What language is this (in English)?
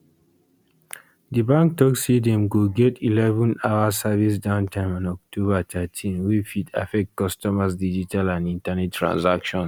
Nigerian Pidgin